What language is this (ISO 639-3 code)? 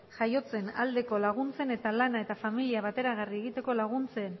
eus